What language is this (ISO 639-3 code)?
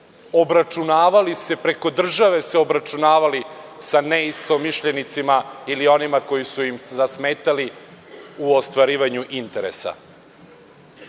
srp